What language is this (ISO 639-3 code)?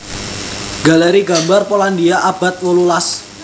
jav